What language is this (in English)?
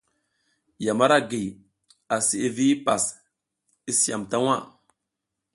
South Giziga